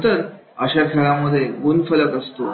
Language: Marathi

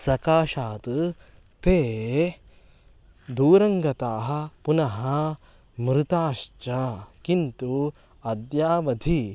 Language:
Sanskrit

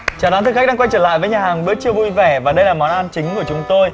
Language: Vietnamese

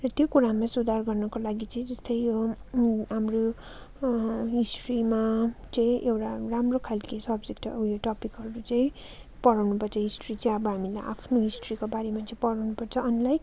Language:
Nepali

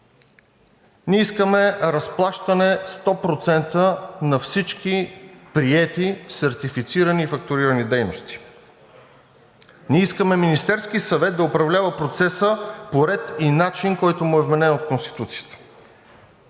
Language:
Bulgarian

